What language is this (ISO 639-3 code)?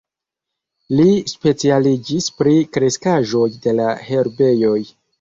epo